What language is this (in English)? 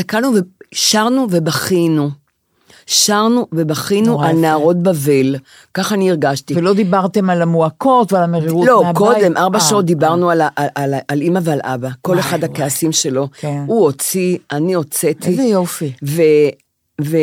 Hebrew